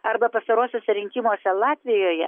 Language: Lithuanian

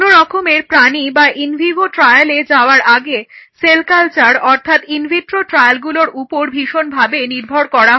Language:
Bangla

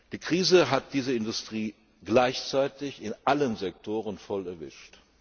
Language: German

